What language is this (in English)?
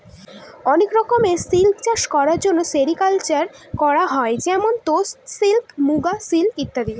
Bangla